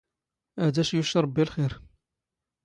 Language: Standard Moroccan Tamazight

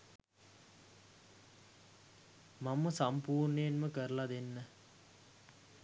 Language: Sinhala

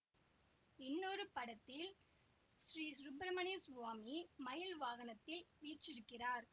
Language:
Tamil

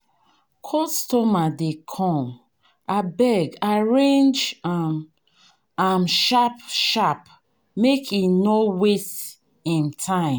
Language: Nigerian Pidgin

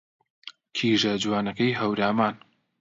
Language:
Central Kurdish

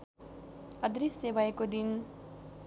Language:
Nepali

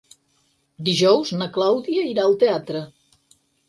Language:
Catalan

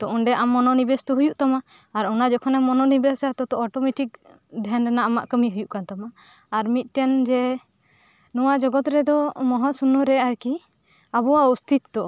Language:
Santali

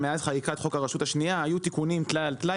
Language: Hebrew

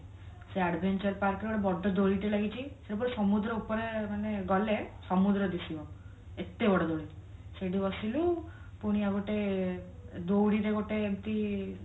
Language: Odia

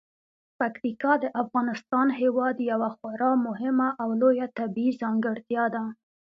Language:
Pashto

